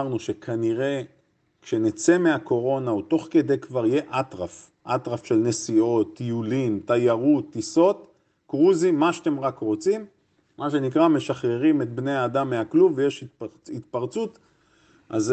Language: Hebrew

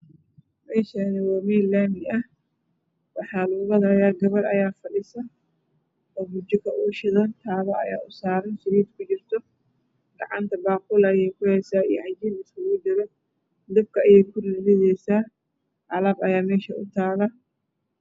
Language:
Somali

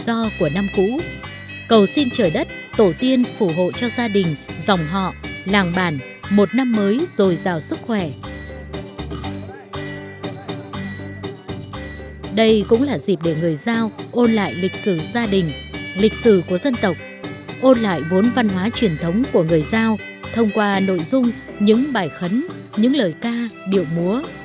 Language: Vietnamese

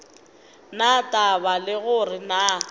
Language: Northern Sotho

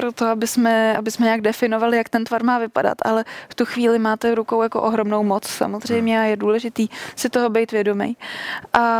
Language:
Czech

